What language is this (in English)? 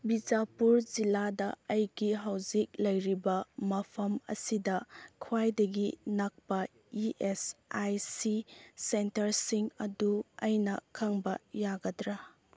Manipuri